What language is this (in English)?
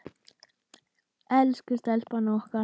Icelandic